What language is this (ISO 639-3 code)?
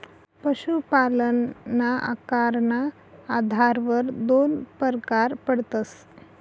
mar